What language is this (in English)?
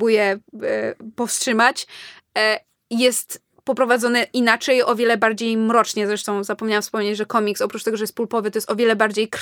Polish